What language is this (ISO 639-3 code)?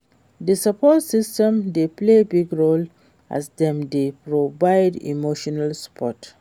pcm